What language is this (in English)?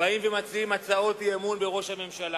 Hebrew